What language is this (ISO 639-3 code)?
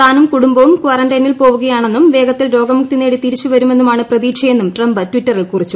mal